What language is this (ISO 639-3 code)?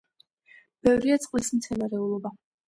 kat